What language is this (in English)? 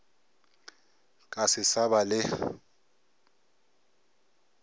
Northern Sotho